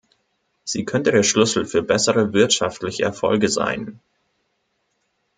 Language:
German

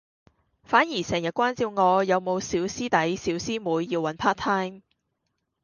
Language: Cantonese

